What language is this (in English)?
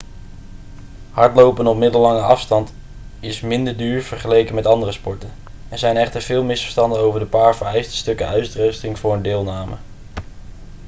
Dutch